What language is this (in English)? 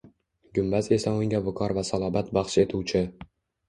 Uzbek